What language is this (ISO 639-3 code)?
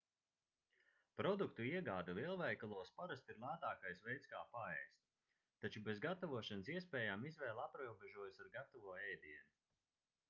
lav